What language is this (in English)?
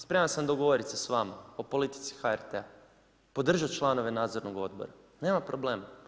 Croatian